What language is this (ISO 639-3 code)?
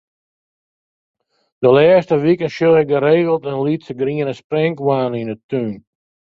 fry